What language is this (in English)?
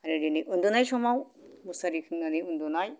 Bodo